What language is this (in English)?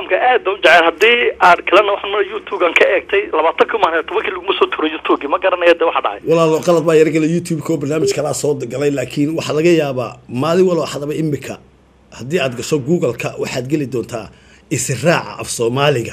Arabic